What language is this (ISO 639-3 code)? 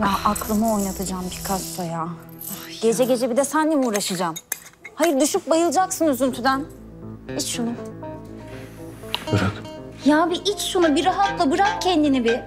tur